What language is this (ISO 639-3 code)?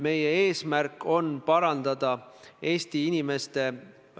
est